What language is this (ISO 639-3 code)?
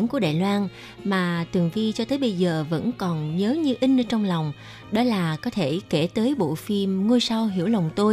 vie